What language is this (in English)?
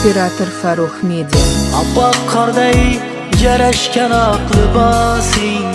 Turkish